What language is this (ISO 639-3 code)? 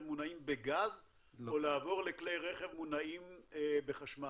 heb